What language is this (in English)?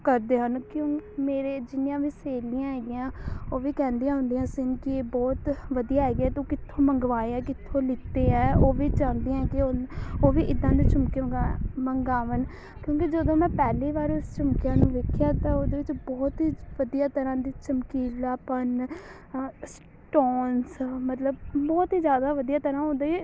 Punjabi